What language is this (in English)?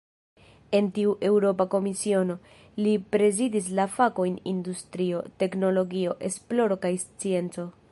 Esperanto